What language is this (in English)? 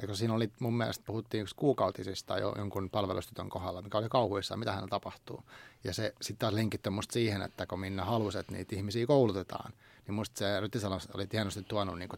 Finnish